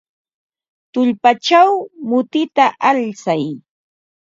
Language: Ambo-Pasco Quechua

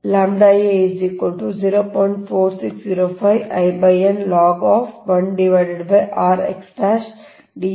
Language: Kannada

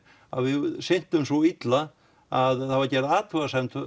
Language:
Icelandic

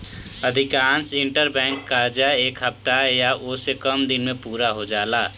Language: Bhojpuri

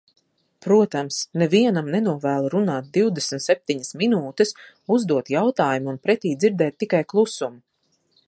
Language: Latvian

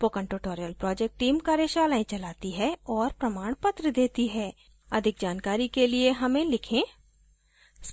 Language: Hindi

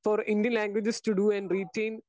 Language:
Malayalam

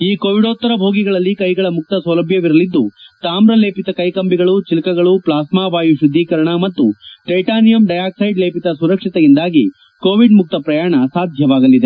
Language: Kannada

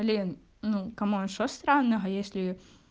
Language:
Russian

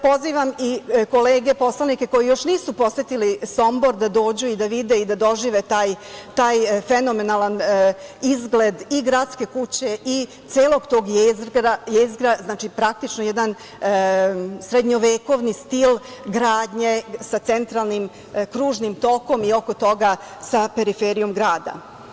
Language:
Serbian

